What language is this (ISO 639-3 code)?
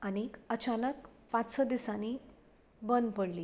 kok